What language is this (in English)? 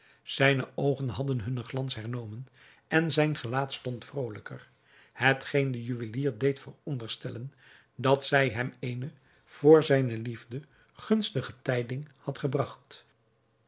Dutch